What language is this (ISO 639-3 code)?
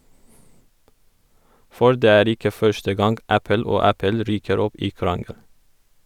nor